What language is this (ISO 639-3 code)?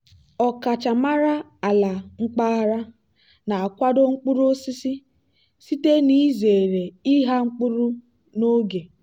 ibo